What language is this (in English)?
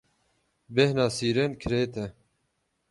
Kurdish